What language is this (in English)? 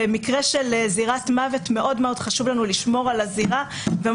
Hebrew